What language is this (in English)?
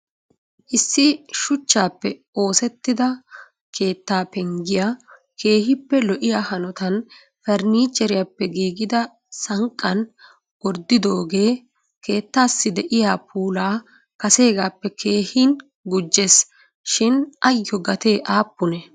Wolaytta